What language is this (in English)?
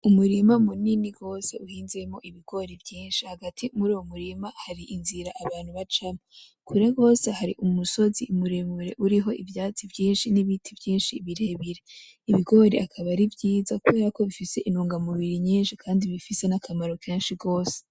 Rundi